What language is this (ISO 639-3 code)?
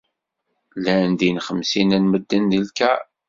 kab